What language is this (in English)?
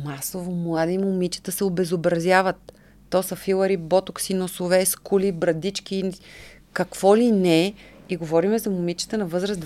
Bulgarian